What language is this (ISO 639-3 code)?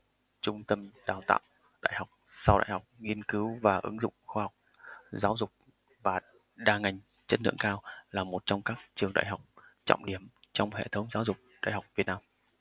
vie